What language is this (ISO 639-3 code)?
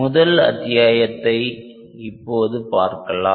tam